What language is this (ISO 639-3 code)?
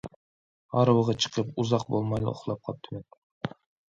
uig